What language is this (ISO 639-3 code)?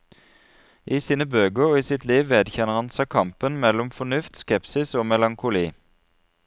nor